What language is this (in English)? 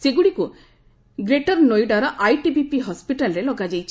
Odia